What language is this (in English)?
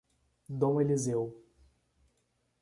Portuguese